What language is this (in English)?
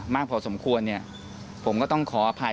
Thai